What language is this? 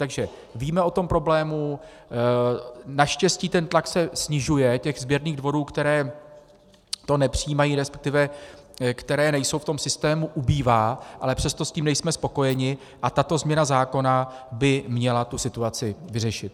Czech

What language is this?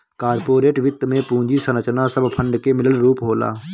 Bhojpuri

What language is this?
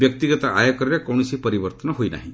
Odia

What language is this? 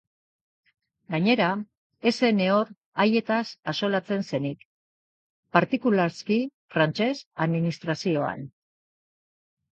Basque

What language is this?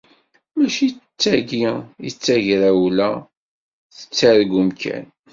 Kabyle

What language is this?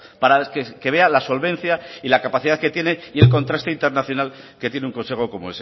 Spanish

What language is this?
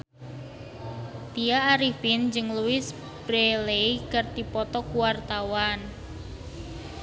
Sundanese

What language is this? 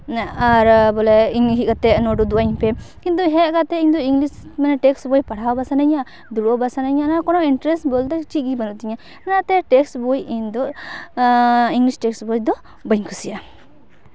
Santali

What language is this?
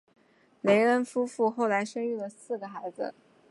Chinese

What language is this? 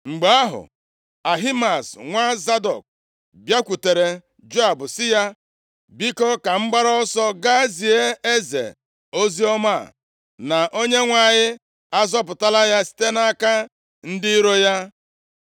Igbo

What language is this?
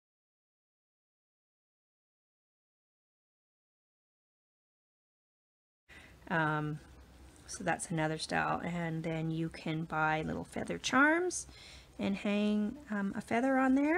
English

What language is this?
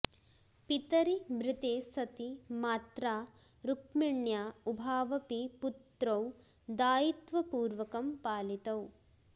Sanskrit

